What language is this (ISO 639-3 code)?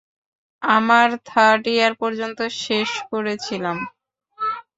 ben